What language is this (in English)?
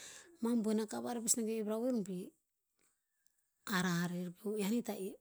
Tinputz